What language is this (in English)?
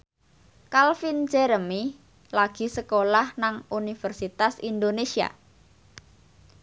Javanese